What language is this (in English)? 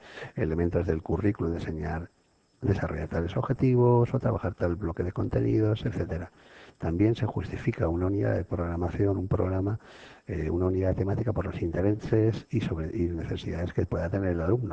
Spanish